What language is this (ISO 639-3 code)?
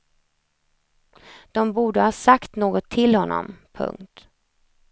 swe